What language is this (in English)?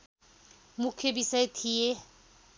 Nepali